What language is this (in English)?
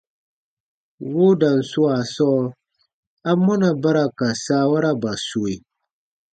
Baatonum